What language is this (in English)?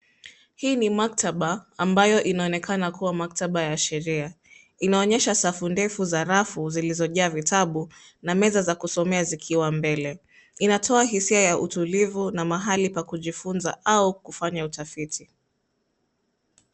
Swahili